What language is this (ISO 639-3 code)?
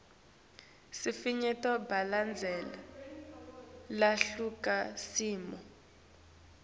ssw